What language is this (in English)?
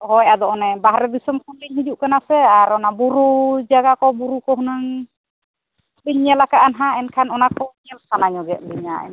Santali